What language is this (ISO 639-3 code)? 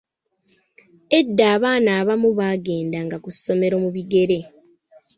lug